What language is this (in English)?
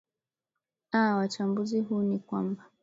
Swahili